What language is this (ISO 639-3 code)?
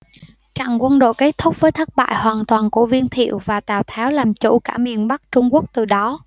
vie